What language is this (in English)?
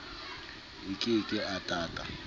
Southern Sotho